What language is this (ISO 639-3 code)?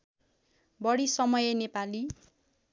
nep